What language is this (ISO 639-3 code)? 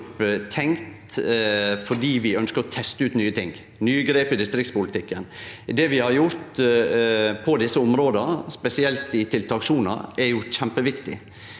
nor